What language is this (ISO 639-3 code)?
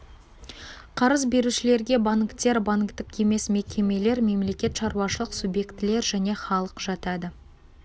kaz